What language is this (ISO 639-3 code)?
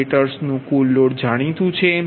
guj